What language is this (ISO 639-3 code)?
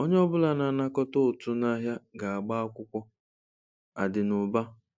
ibo